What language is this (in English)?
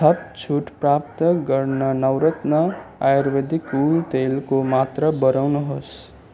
Nepali